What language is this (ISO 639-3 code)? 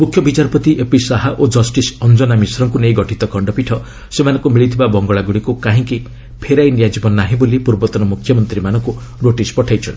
ori